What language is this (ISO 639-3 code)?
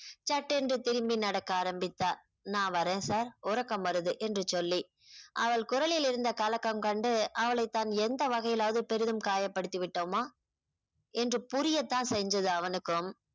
tam